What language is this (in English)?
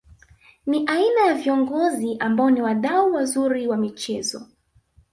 Swahili